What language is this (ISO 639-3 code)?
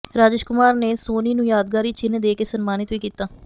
pan